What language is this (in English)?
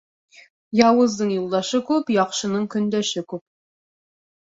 Bashkir